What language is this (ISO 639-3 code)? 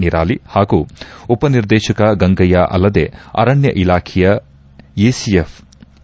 kan